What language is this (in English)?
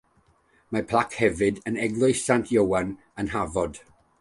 Welsh